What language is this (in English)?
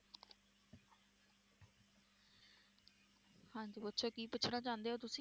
Punjabi